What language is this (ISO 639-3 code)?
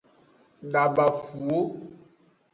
ajg